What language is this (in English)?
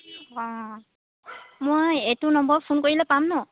Assamese